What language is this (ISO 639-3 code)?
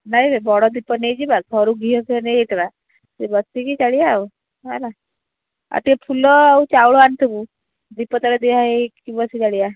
ori